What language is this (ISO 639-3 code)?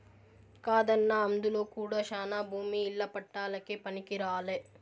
tel